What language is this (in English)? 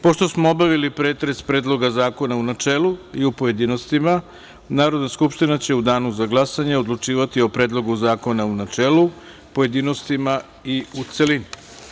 Serbian